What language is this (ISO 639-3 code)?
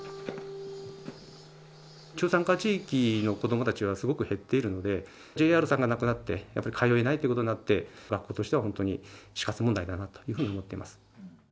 jpn